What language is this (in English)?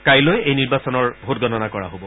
Assamese